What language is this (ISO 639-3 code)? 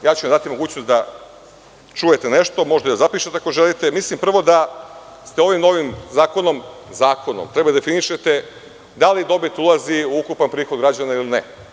srp